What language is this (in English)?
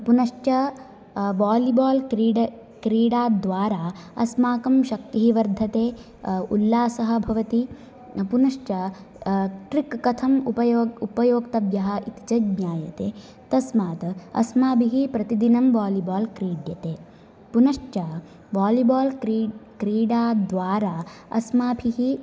Sanskrit